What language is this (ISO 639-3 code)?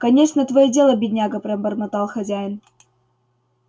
rus